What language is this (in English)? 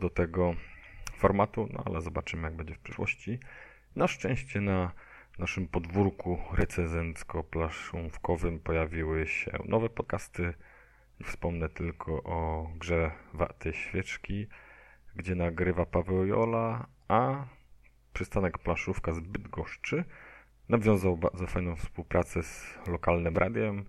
Polish